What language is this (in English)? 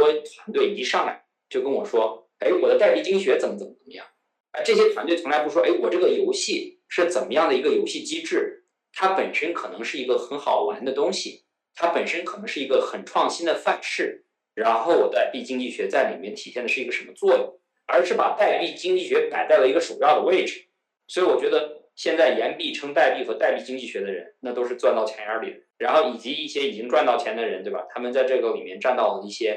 Chinese